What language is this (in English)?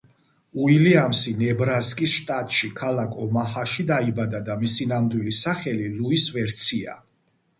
Georgian